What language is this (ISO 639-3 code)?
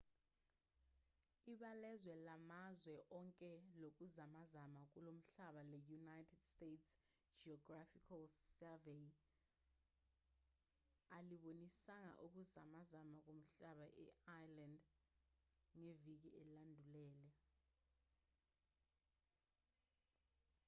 zul